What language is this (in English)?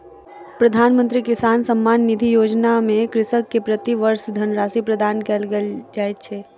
Maithili